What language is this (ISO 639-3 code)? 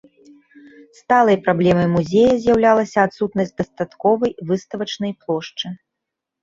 bel